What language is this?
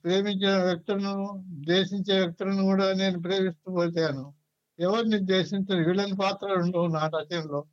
Telugu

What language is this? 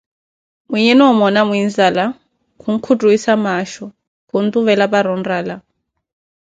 Koti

